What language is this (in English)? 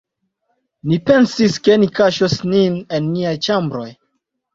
Esperanto